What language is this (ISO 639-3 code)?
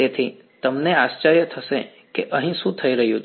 guj